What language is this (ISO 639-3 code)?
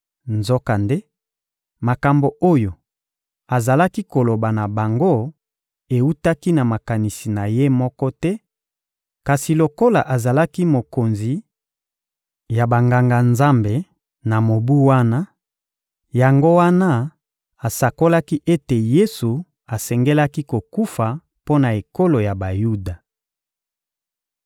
lin